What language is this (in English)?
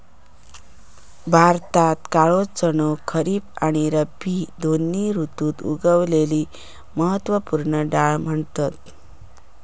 Marathi